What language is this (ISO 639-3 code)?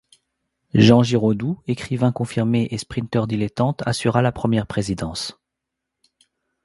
fra